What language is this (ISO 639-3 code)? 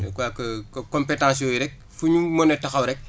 wol